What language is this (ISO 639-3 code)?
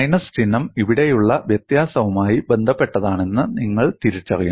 mal